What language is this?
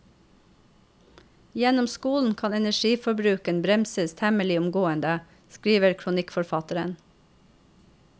Norwegian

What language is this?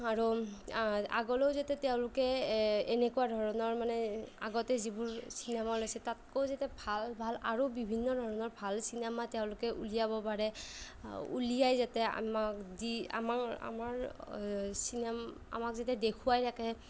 Assamese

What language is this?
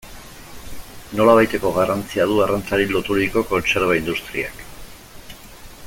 Basque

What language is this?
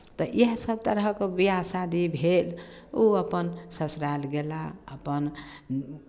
Maithili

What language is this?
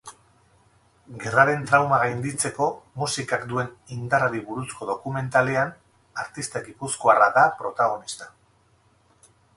Basque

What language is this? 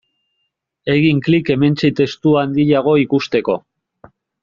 Basque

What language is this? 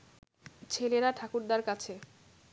Bangla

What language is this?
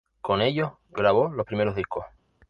Spanish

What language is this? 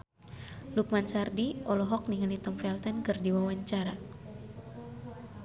Sundanese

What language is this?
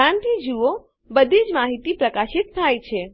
Gujarati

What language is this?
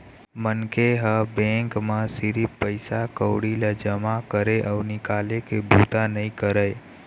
Chhattisgarhi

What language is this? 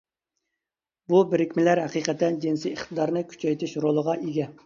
Uyghur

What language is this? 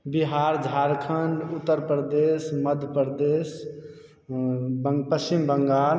Maithili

